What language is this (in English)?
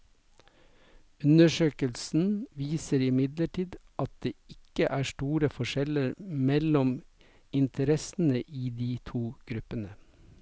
Norwegian